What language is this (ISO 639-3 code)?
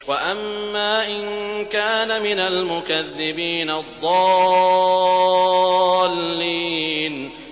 ara